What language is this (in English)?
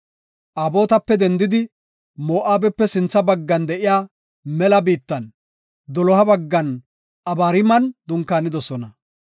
Gofa